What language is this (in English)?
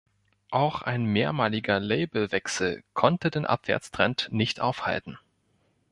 German